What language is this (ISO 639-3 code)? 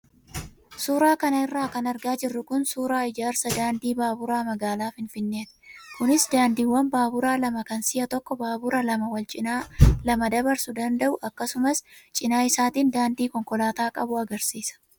orm